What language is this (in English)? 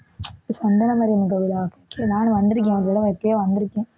Tamil